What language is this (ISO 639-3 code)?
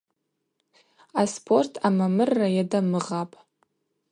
abq